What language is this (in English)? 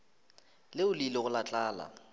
Northern Sotho